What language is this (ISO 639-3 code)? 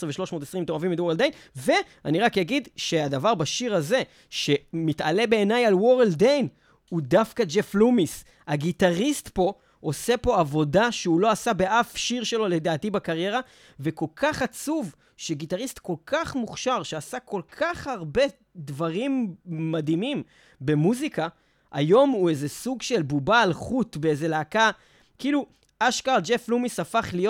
heb